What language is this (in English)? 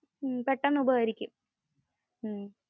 Malayalam